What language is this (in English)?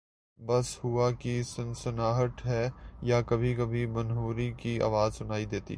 Urdu